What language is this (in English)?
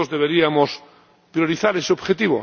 Spanish